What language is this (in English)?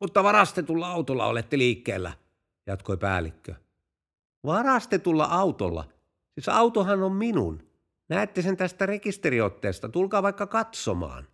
Finnish